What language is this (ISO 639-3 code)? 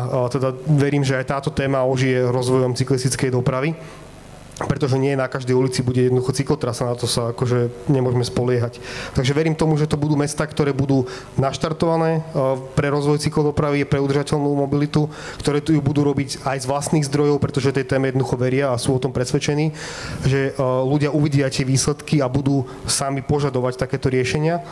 slk